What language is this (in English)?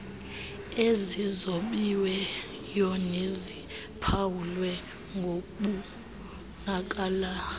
Xhosa